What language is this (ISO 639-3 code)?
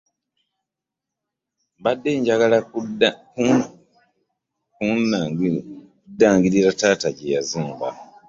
lug